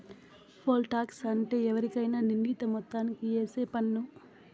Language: Telugu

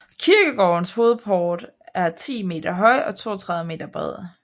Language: Danish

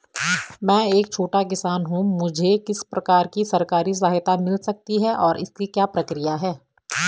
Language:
Hindi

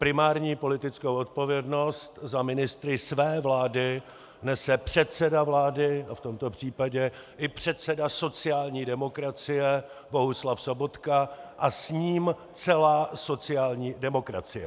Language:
Czech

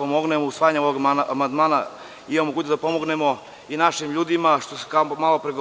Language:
Serbian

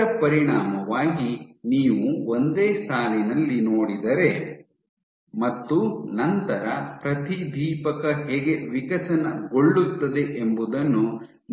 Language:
Kannada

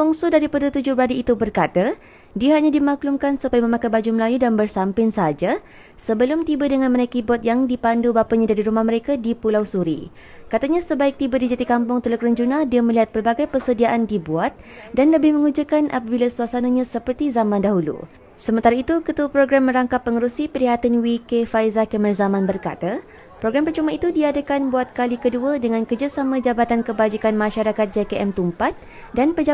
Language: Malay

